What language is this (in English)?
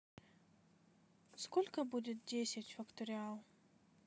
Russian